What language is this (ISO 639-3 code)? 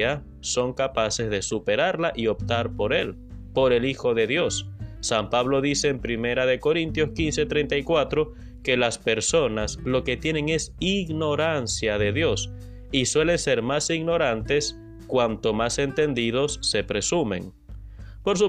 spa